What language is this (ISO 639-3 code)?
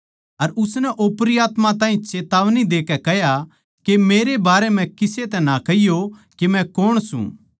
bgc